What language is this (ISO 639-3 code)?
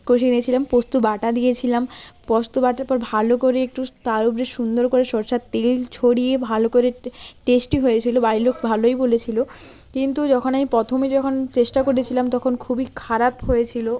ben